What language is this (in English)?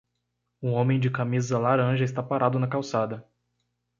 Portuguese